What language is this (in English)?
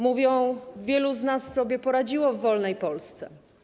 Polish